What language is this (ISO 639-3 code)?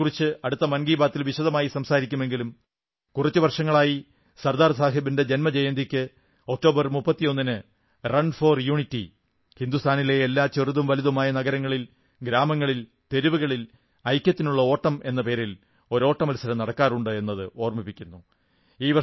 mal